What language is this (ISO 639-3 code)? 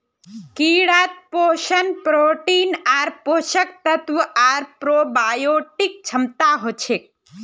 mag